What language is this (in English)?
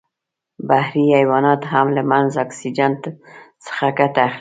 Pashto